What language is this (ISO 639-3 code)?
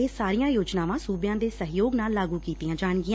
pan